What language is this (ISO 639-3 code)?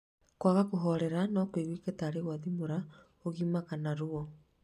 kik